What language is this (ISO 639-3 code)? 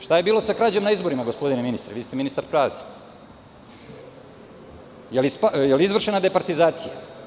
srp